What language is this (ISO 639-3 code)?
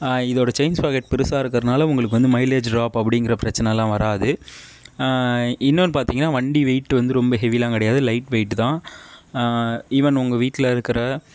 tam